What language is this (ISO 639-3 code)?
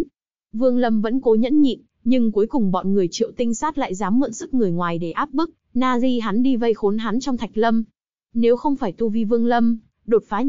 vie